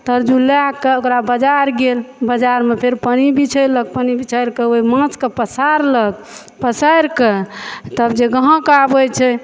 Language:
Maithili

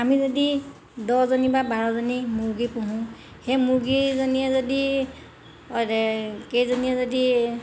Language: Assamese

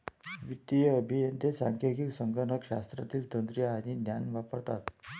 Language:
Marathi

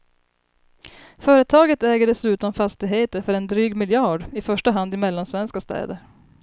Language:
Swedish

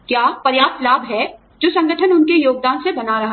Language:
Hindi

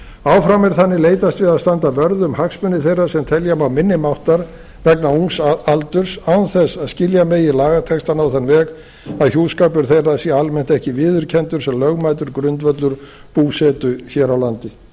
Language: Icelandic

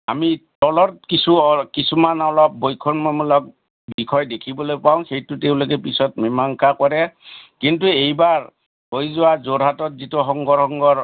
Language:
Assamese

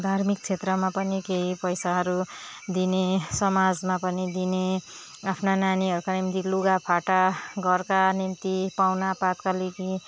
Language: Nepali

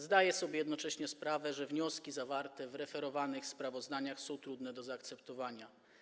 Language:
Polish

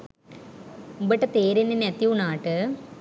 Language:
Sinhala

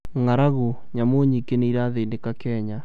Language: Kikuyu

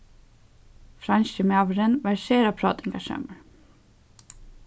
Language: Faroese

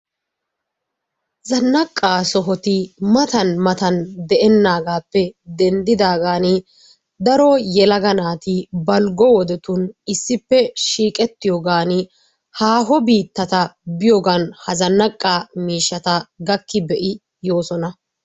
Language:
Wolaytta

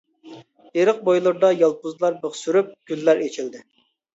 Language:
Uyghur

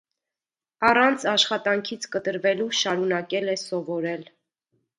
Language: Armenian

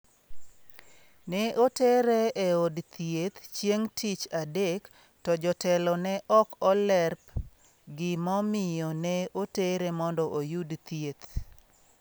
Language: Luo (Kenya and Tanzania)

